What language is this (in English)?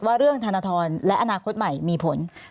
Thai